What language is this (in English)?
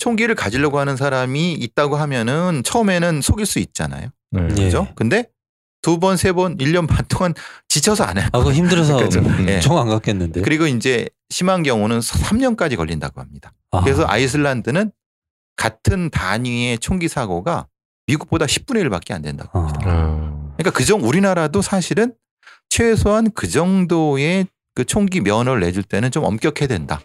Korean